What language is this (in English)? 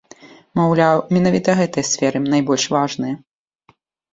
Belarusian